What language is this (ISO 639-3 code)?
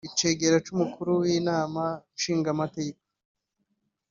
kin